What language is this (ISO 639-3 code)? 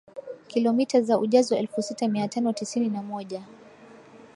swa